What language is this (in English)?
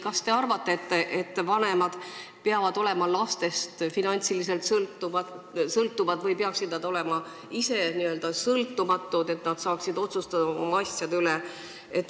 Estonian